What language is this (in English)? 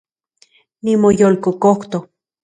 Central Puebla Nahuatl